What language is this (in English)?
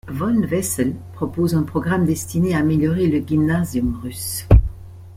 French